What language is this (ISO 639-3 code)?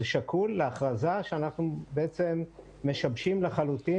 heb